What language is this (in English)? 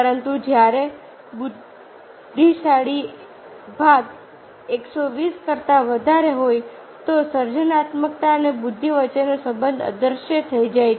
Gujarati